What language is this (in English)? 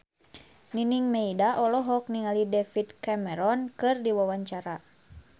Sundanese